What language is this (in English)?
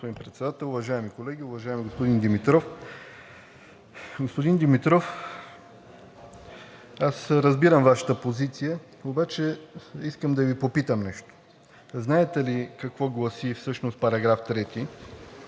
Bulgarian